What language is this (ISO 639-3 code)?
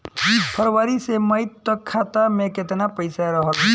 bho